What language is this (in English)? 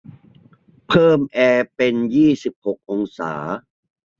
Thai